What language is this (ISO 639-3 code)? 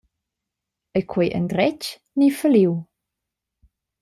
roh